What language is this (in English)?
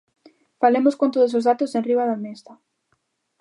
Galician